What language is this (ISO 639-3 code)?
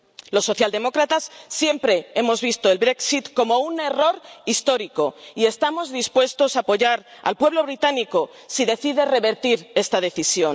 spa